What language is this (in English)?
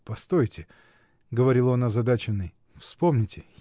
Russian